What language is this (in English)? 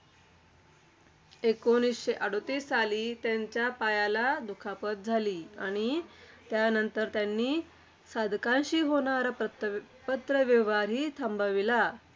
Marathi